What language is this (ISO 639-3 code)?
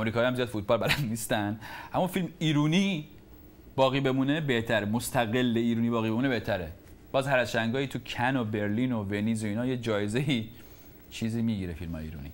fas